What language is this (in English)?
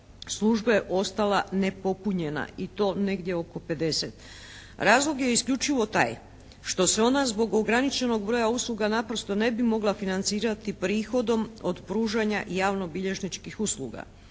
Croatian